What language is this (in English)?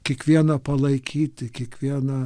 Lithuanian